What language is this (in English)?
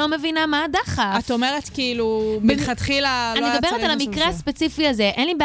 Hebrew